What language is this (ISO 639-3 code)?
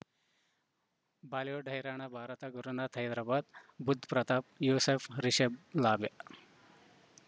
kan